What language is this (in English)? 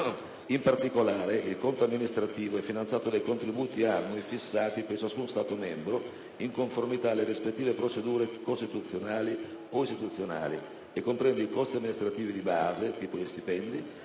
Italian